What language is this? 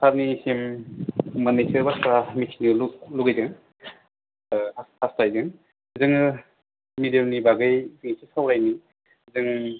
Bodo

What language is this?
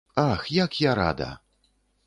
Belarusian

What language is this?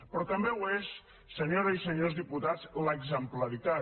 Catalan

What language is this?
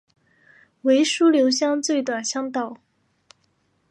Chinese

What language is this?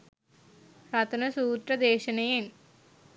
Sinhala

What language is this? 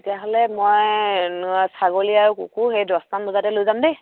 Assamese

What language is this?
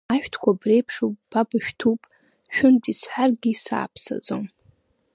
Abkhazian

